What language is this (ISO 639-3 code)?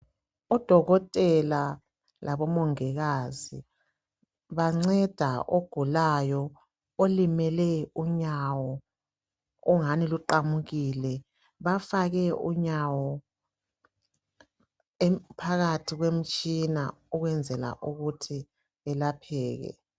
nde